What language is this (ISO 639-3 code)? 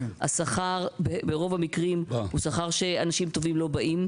heb